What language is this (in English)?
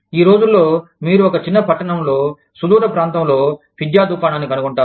Telugu